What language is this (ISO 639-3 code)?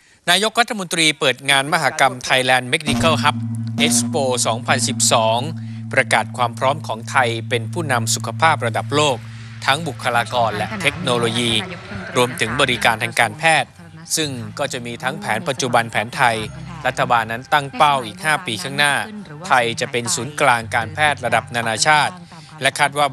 tha